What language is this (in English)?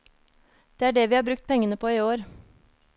Norwegian